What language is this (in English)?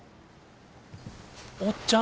Japanese